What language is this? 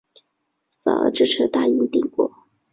Chinese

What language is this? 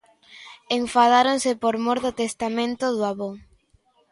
Galician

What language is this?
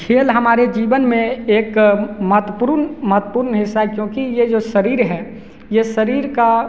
Hindi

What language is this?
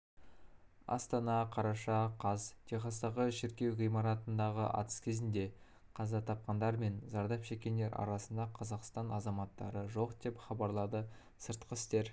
Kazakh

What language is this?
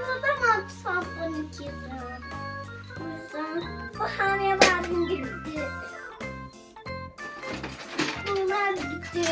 Turkish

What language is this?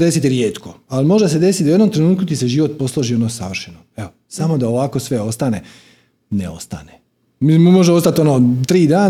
Croatian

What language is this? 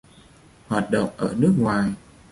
Vietnamese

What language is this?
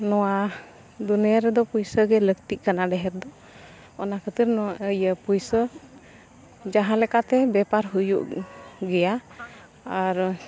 Santali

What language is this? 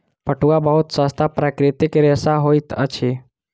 Maithili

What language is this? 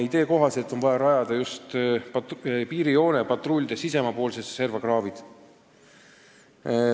Estonian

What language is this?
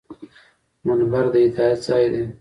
Pashto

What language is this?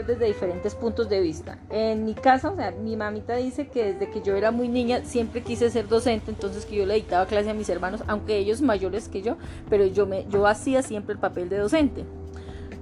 Spanish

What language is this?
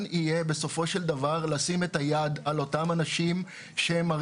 Hebrew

